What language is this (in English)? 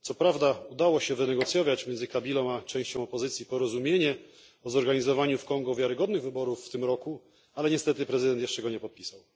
Polish